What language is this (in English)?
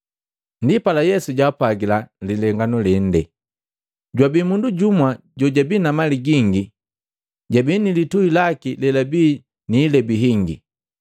Matengo